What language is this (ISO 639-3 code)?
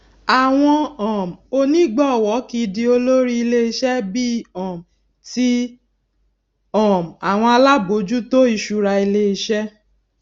yor